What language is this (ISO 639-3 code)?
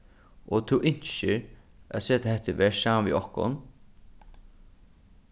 fao